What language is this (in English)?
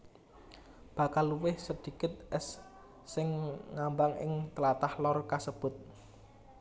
Javanese